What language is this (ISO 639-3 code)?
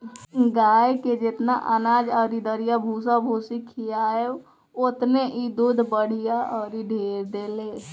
bho